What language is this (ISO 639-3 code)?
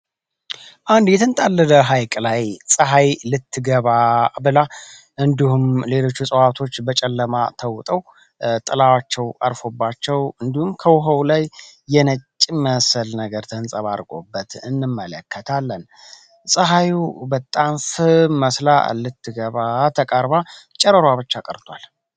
amh